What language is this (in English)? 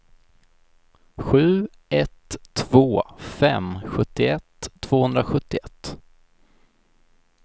Swedish